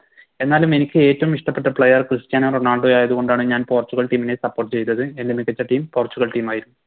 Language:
Malayalam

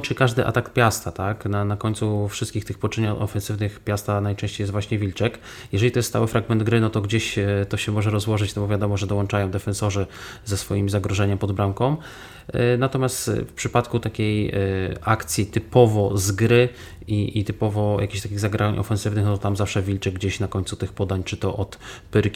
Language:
Polish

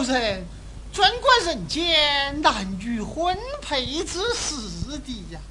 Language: Chinese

